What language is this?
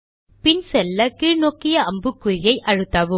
Tamil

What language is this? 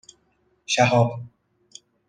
Persian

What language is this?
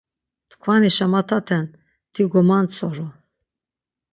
Laz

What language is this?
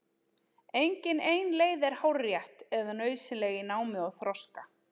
Icelandic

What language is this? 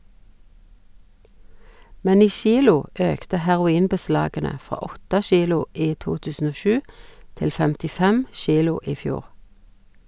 Norwegian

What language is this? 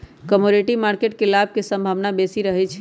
Magahi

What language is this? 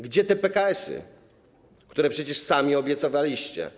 Polish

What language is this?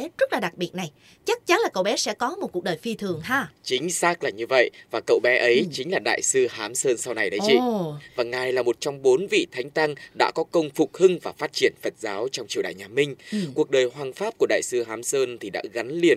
Vietnamese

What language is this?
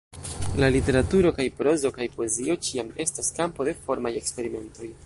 Esperanto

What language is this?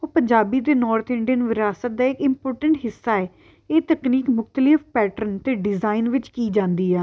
Punjabi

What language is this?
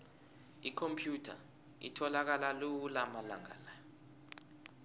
South Ndebele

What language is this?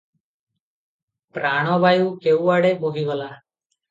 Odia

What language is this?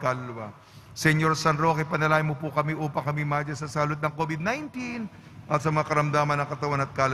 Filipino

